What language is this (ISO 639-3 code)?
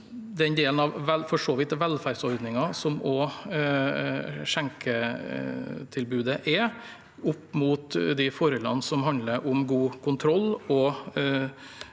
nor